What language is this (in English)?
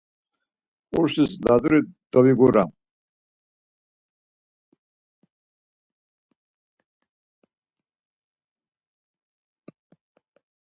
Laz